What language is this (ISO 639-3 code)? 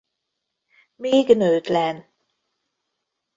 hun